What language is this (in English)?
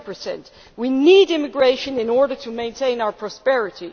English